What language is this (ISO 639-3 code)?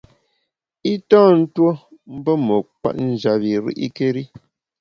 bax